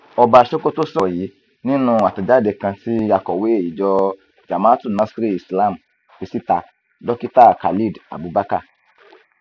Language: Yoruba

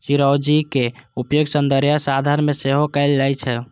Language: Maithili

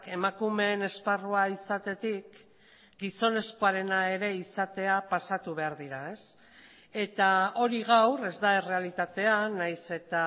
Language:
Basque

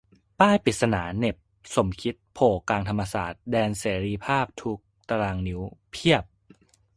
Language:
Thai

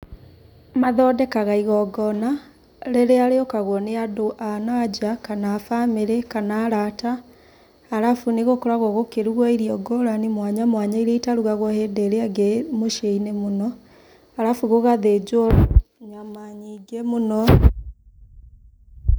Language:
Kikuyu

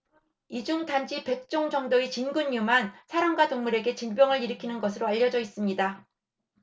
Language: Korean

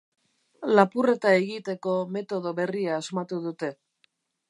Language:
Basque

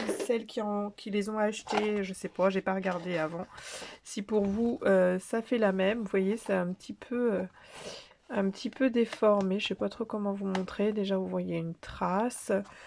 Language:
French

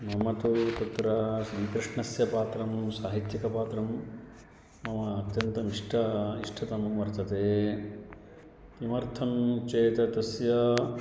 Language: Sanskrit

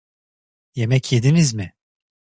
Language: Turkish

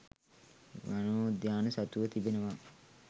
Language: Sinhala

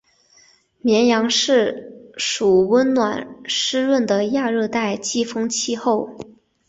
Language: Chinese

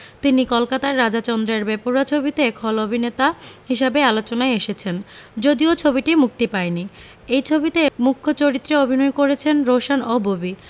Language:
Bangla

